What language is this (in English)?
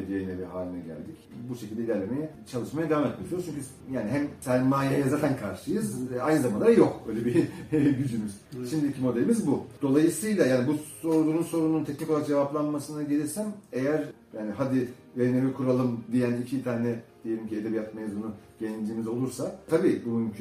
Turkish